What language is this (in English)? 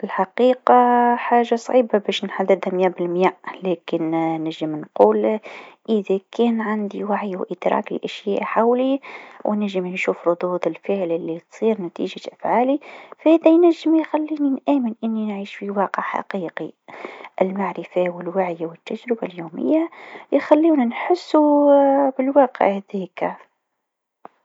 Tunisian Arabic